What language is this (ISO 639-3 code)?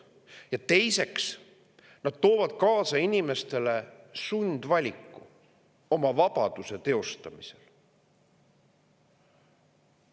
est